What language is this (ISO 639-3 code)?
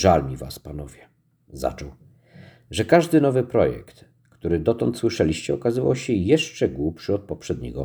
pol